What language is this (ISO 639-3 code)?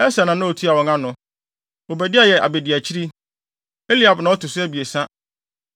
aka